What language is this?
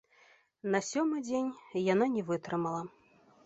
Belarusian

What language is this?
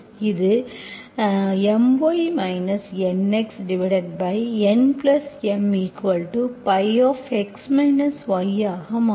Tamil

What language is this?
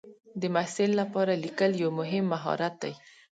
Pashto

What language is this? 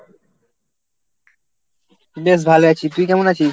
Bangla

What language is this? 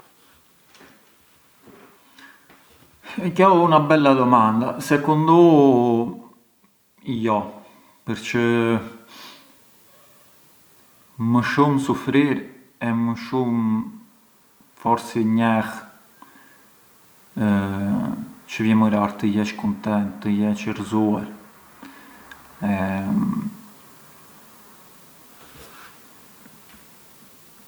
Arbëreshë Albanian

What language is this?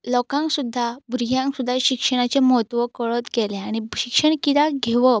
Konkani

